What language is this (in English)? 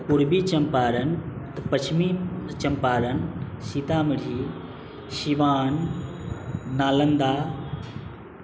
Maithili